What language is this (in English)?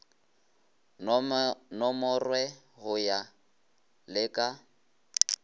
Northern Sotho